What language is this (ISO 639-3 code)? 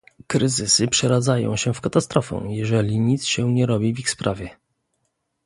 pol